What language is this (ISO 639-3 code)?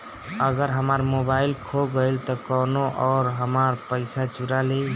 bho